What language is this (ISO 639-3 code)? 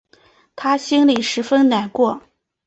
zho